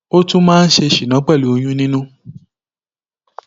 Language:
Yoruba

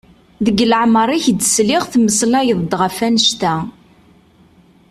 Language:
Kabyle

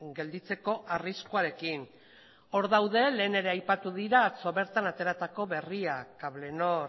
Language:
Basque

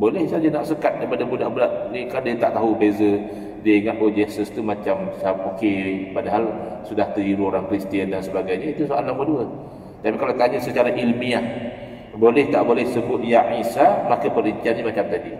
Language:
Malay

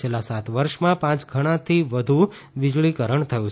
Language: Gujarati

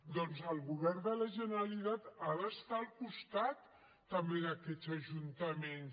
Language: Catalan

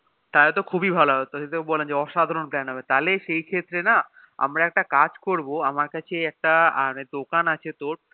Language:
Bangla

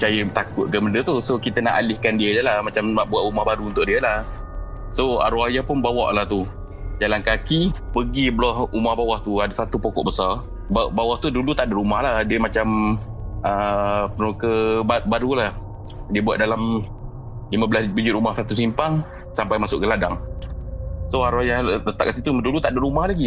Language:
Malay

